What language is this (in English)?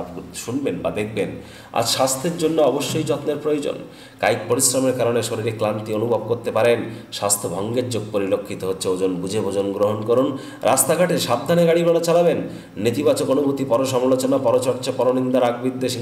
Romanian